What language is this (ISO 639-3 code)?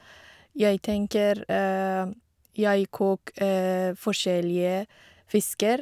nor